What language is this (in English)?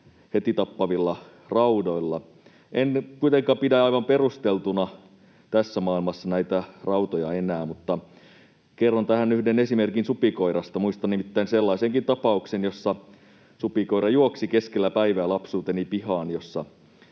Finnish